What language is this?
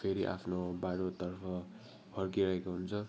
Nepali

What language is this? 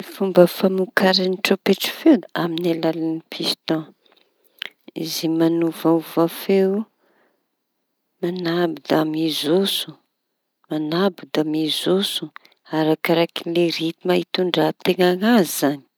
Tanosy Malagasy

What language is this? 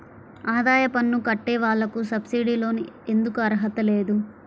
Telugu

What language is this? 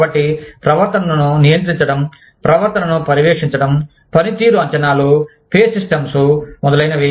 Telugu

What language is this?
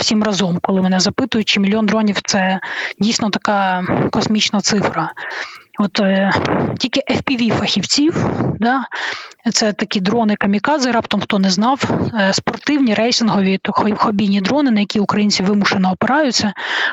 Ukrainian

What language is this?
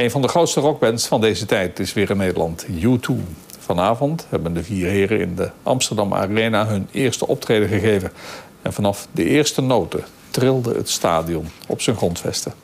Dutch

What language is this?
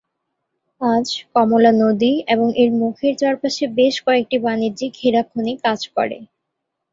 Bangla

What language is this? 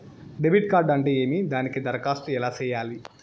Telugu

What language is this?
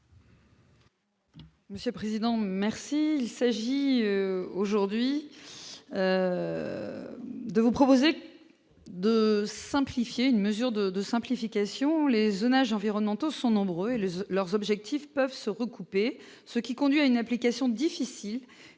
French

